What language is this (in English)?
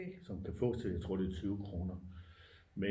Danish